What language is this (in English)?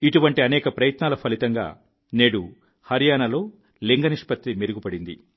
Telugu